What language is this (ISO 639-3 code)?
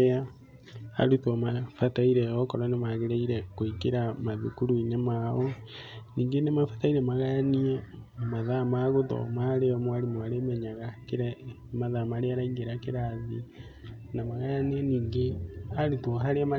kik